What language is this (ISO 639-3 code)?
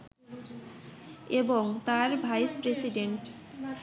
ben